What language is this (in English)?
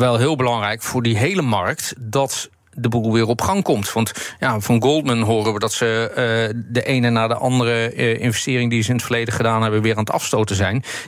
Dutch